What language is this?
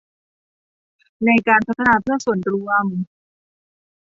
Thai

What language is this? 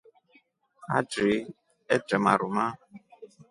Rombo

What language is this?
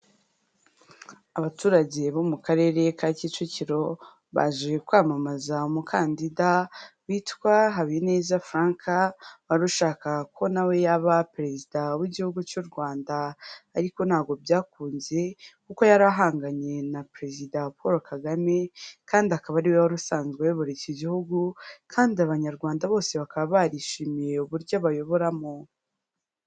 Kinyarwanda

